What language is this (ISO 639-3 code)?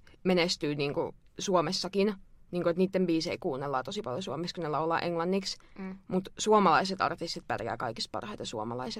fin